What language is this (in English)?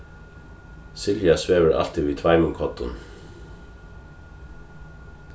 Faroese